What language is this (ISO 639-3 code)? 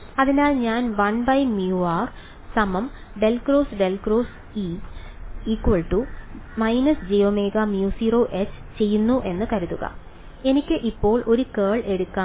mal